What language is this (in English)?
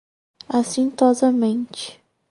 Portuguese